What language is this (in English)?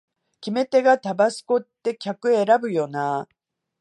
Japanese